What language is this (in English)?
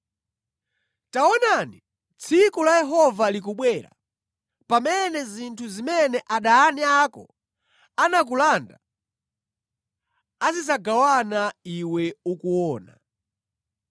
Nyanja